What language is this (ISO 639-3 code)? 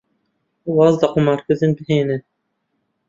ckb